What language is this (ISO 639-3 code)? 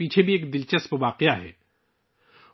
urd